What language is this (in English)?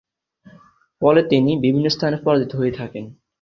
Bangla